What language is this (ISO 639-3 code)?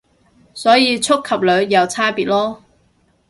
yue